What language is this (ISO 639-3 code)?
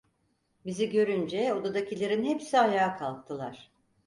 tur